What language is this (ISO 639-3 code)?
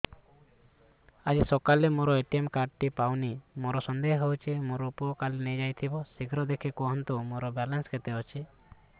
ori